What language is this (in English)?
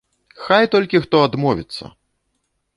Belarusian